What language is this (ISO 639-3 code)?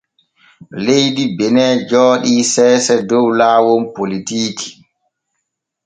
fue